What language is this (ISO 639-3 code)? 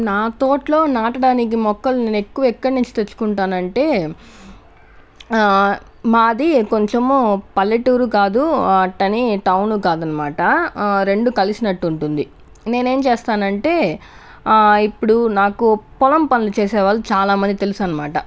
tel